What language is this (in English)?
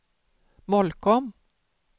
Swedish